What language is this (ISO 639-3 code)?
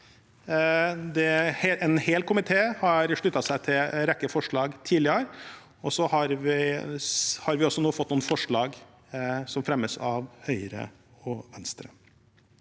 nor